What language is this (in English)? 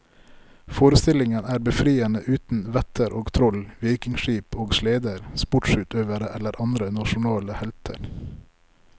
Norwegian